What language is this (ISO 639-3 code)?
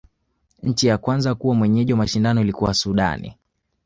swa